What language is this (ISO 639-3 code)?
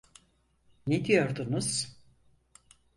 tur